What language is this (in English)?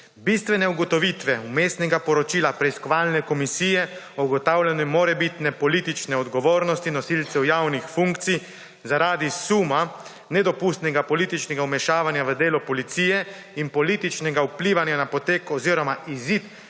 Slovenian